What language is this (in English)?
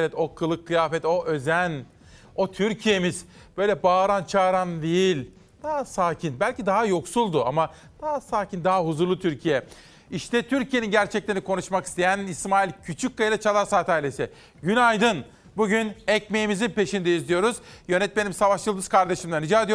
Turkish